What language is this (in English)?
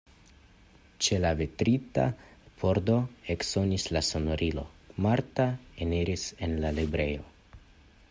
Esperanto